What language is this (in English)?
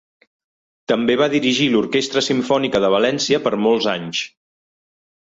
Catalan